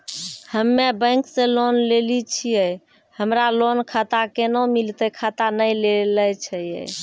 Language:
Maithili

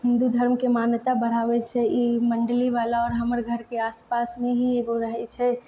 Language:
Maithili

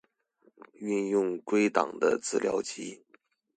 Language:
Chinese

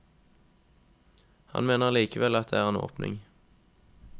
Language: Norwegian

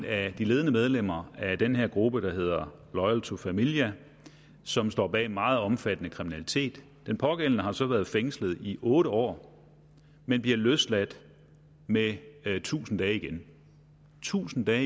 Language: Danish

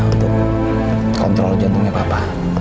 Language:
Indonesian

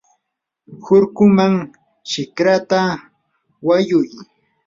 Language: Yanahuanca Pasco Quechua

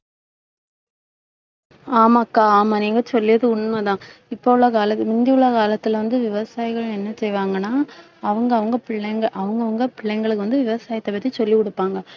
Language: Tamil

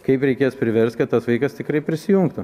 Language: Lithuanian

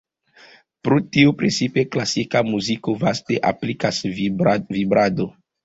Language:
Esperanto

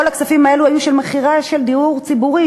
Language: Hebrew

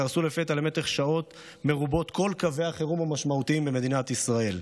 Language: Hebrew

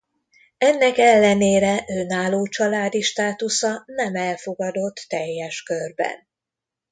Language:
Hungarian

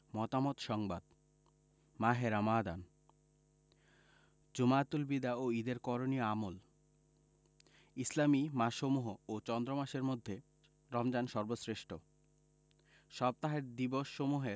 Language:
Bangla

